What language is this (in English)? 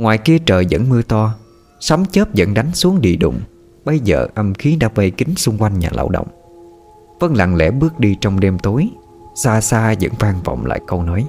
Vietnamese